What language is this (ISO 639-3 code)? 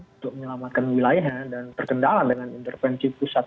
ind